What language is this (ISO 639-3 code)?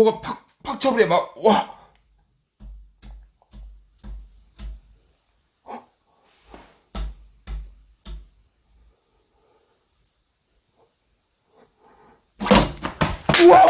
kor